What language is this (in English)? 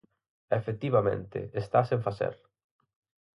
Galician